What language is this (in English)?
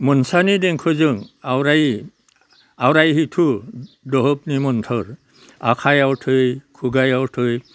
Bodo